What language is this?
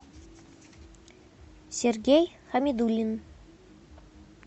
Russian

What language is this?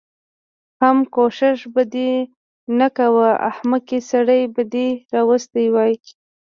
Pashto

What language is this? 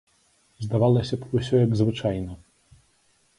Belarusian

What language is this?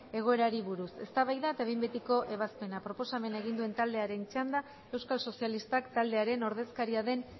Basque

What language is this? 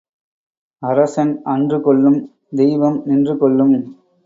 Tamil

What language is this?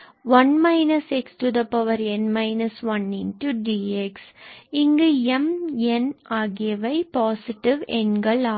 Tamil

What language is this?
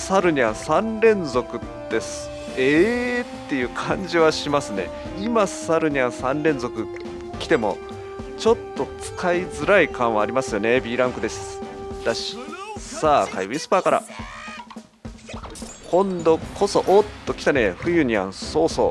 Japanese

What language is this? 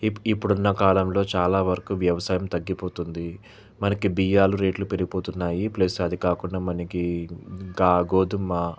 Telugu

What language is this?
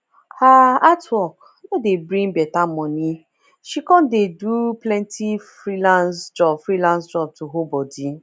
Nigerian Pidgin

